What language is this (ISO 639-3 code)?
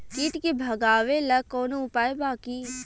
bho